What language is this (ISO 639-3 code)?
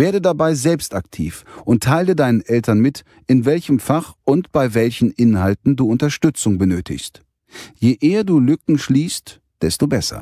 deu